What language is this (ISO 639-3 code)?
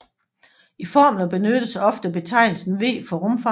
dan